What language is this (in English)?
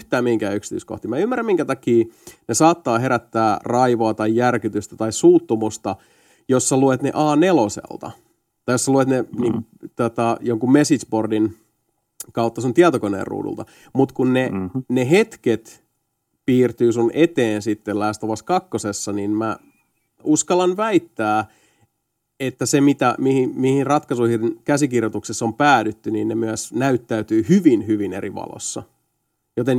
Finnish